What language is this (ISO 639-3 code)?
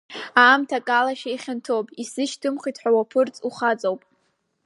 abk